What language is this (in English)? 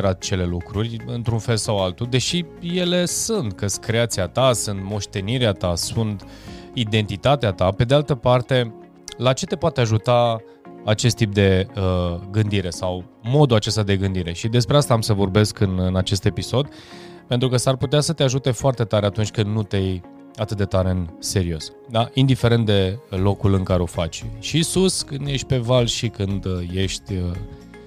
Romanian